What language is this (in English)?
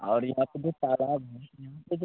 Hindi